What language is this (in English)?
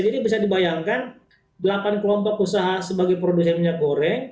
Indonesian